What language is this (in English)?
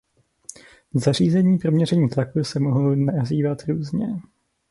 Czech